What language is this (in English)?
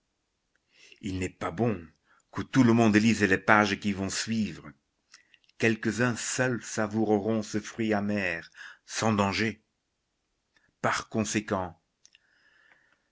French